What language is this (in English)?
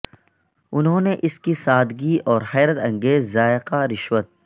Urdu